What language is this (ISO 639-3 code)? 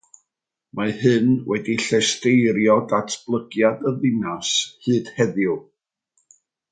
cym